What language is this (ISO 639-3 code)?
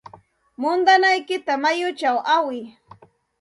qxt